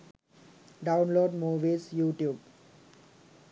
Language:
Sinhala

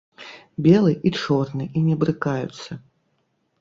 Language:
Belarusian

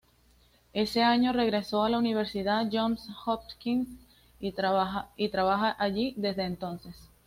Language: Spanish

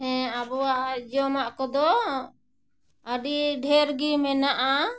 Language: Santali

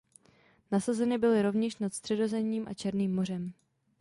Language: Czech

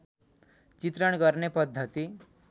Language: Nepali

